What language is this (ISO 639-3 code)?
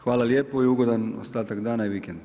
hrv